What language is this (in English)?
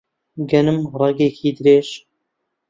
Central Kurdish